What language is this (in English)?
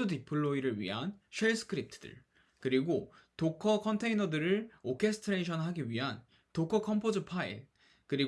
Korean